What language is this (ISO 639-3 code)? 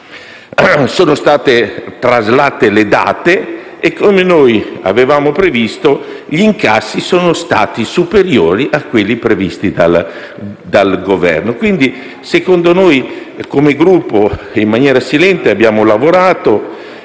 ita